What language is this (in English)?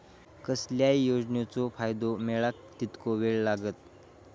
Marathi